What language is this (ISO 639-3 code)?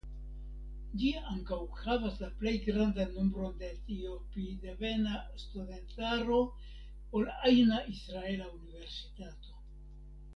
epo